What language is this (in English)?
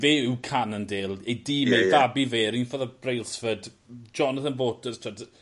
Welsh